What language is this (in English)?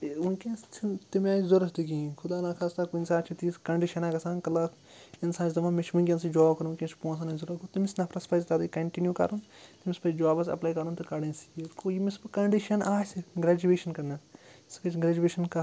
Kashmiri